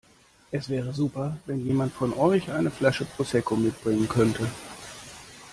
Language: German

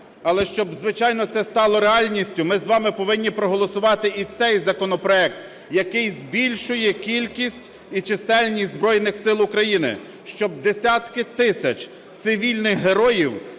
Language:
Ukrainian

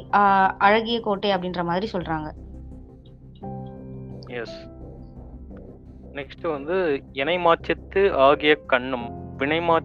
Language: Tamil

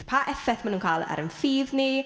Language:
Welsh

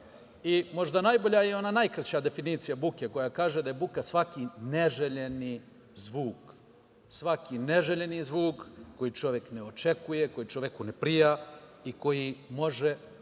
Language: Serbian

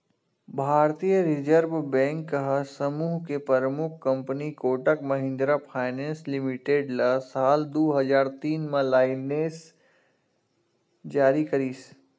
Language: Chhattisgarhi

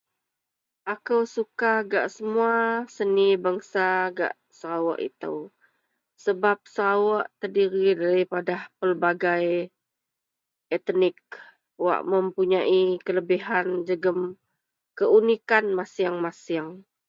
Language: Central Melanau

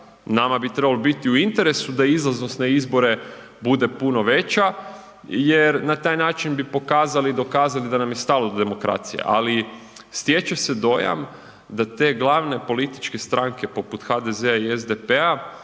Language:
Croatian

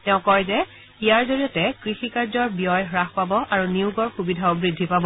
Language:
Assamese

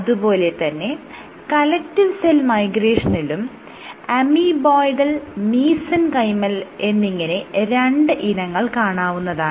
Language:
Malayalam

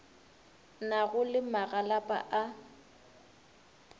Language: Northern Sotho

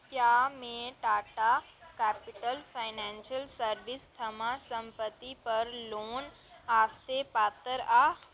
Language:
Dogri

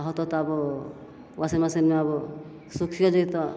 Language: Maithili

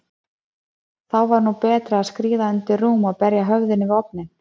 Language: Icelandic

